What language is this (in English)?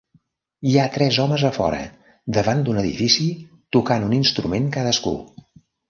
Catalan